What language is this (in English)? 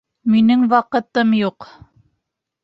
Bashkir